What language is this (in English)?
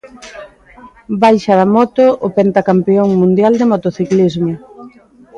Galician